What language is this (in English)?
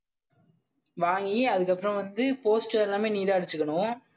Tamil